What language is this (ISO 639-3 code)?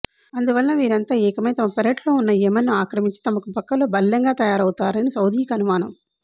tel